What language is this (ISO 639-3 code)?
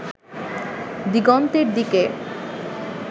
ben